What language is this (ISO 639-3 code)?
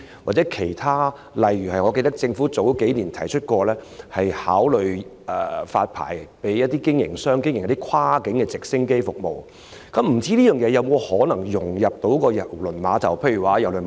yue